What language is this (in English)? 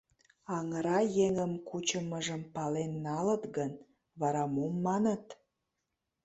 Mari